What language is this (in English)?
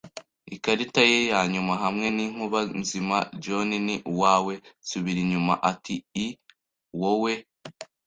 Kinyarwanda